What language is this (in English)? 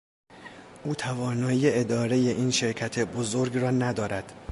Persian